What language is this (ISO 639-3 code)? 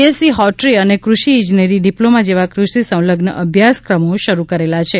guj